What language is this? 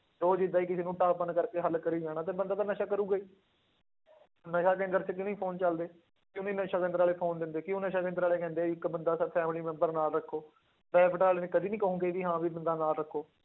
Punjabi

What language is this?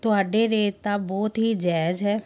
Punjabi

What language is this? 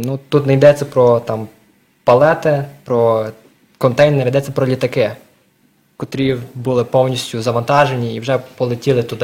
Ukrainian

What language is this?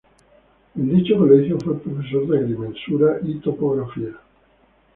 Spanish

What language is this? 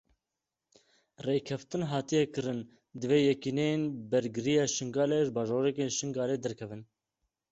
Kurdish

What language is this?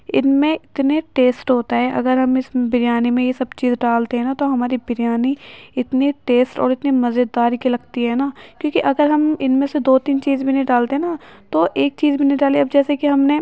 Urdu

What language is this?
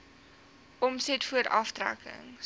Afrikaans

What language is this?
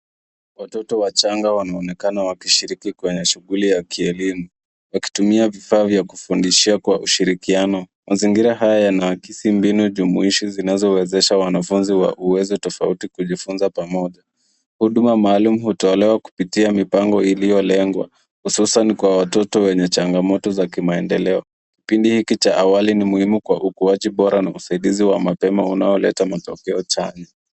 Swahili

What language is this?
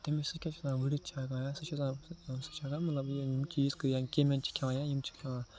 Kashmiri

